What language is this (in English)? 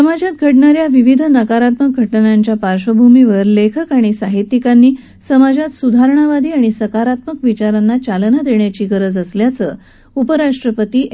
Marathi